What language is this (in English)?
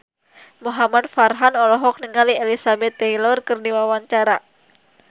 Sundanese